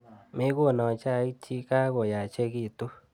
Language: Kalenjin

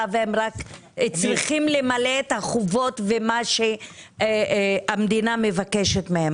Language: Hebrew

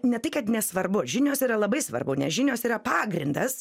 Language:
Lithuanian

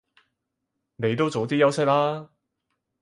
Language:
Cantonese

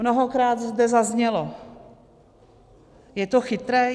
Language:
Czech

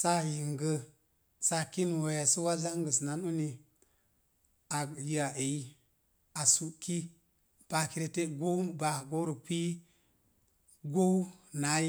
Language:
Mom Jango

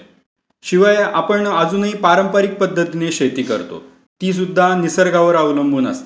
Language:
Marathi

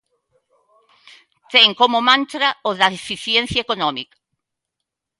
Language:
Galician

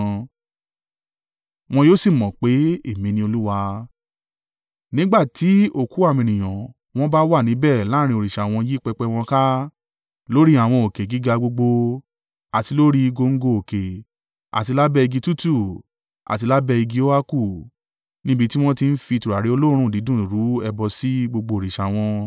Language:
Yoruba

